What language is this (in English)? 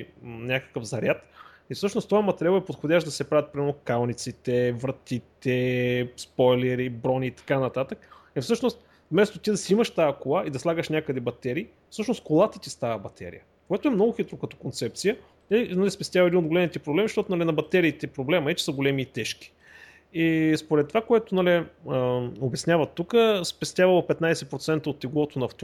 Bulgarian